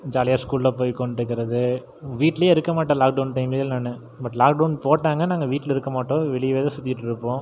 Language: Tamil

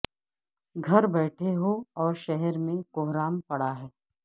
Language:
Urdu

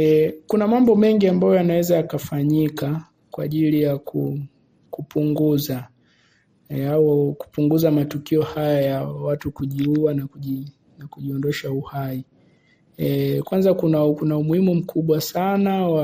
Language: Swahili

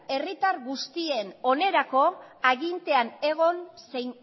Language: Basque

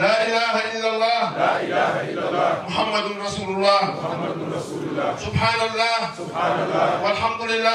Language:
Arabic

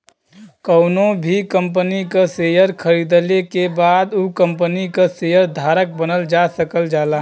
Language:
Bhojpuri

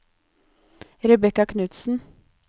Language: Norwegian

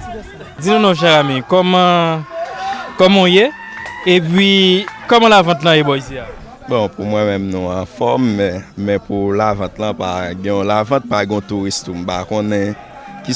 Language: French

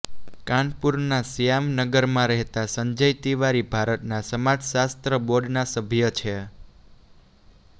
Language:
Gujarati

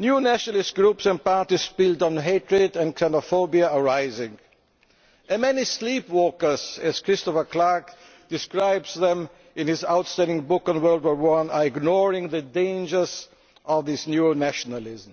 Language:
English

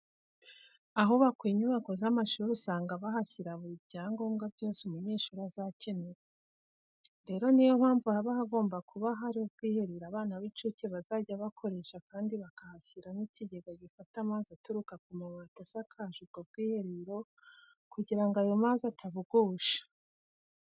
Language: Kinyarwanda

